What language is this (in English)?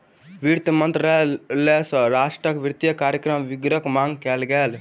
Maithili